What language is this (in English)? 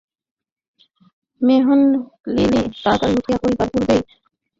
Bangla